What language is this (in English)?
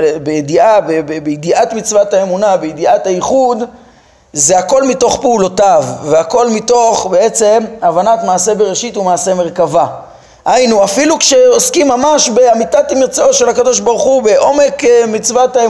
Hebrew